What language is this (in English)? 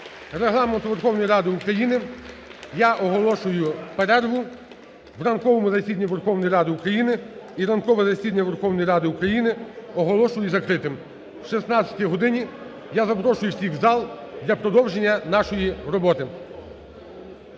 Ukrainian